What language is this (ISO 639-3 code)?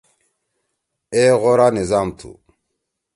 trw